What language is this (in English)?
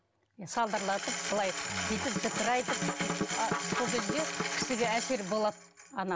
Kazakh